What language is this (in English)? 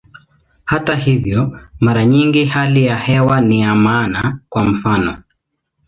Swahili